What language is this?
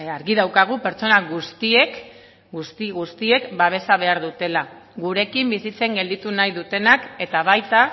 Basque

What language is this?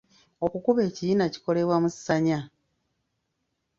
Ganda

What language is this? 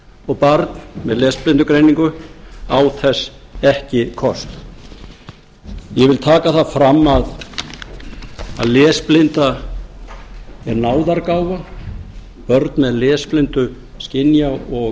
Icelandic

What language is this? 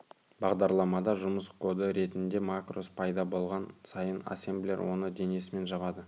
Kazakh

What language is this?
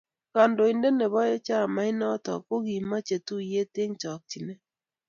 Kalenjin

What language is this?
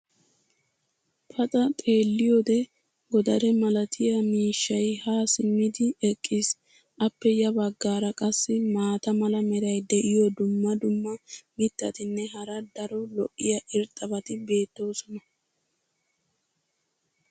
Wolaytta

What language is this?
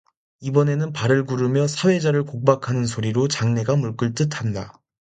Korean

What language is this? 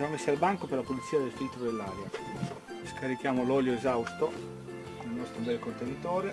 Italian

